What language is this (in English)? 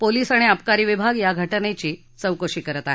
Marathi